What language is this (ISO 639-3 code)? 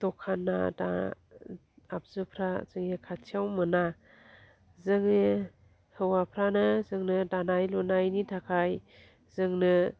brx